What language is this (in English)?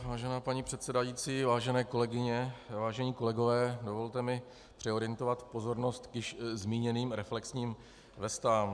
Czech